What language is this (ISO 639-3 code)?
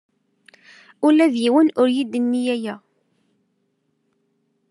kab